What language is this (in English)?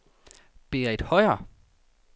Danish